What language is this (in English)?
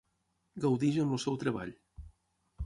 Catalan